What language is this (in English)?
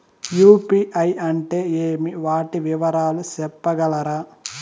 Telugu